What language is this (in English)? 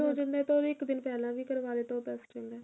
Punjabi